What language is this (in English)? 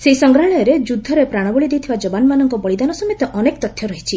Odia